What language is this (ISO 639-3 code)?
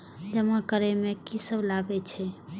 mai